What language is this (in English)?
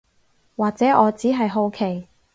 Cantonese